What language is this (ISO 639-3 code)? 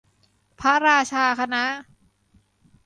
tha